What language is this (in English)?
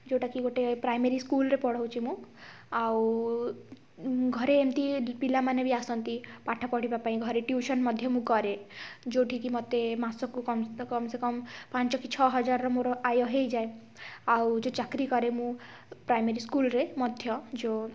Odia